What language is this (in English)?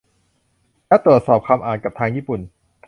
Thai